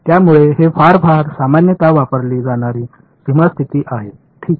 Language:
Marathi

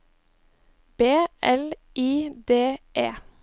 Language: Norwegian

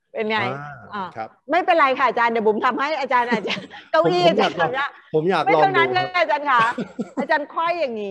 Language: Thai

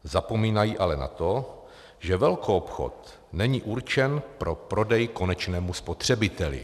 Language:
Czech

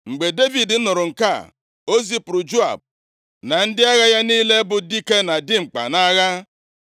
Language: Igbo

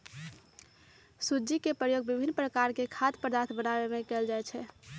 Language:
Magahi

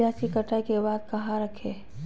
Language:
Magahi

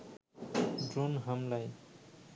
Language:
Bangla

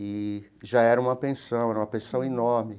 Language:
Portuguese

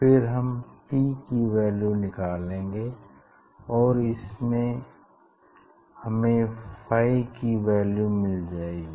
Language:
Hindi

